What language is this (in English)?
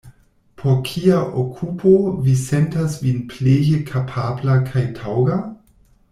Esperanto